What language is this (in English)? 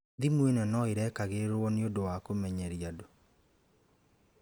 Kikuyu